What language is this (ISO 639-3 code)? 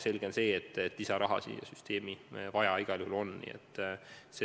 est